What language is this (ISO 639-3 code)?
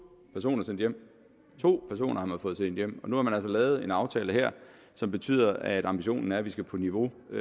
dan